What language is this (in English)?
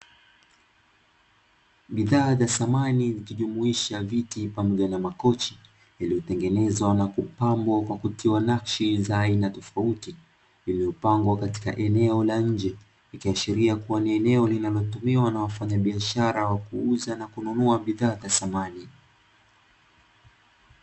Swahili